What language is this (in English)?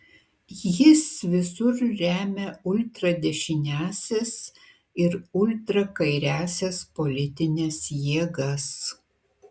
Lithuanian